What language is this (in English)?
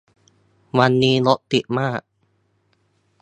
Thai